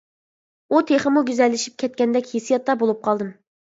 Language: Uyghur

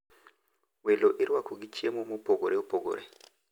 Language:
Luo (Kenya and Tanzania)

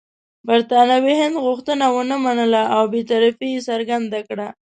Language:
Pashto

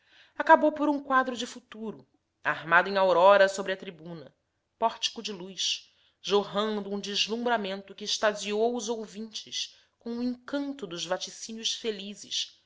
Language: Portuguese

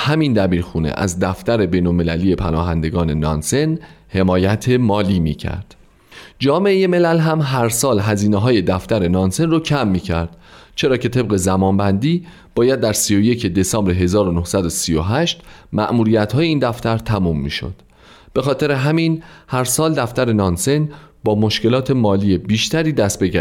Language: Persian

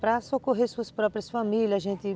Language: Portuguese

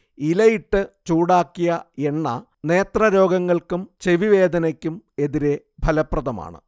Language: Malayalam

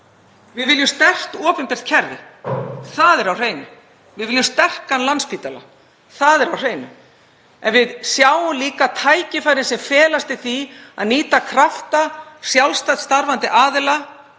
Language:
Icelandic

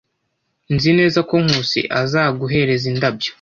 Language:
Kinyarwanda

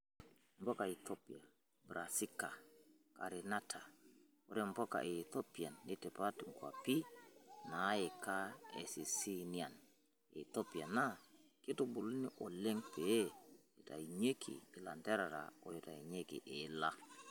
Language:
Masai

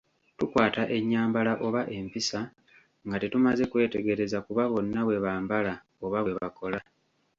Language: Ganda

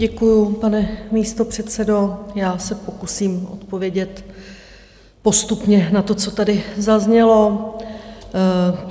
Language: Czech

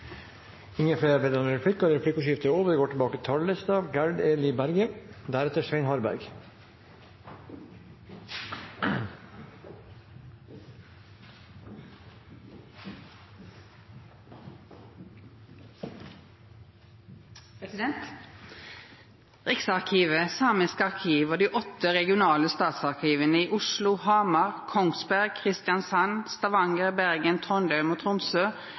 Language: Norwegian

